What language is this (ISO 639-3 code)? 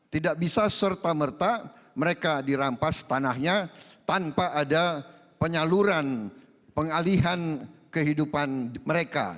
ind